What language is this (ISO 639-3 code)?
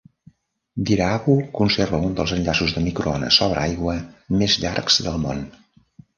cat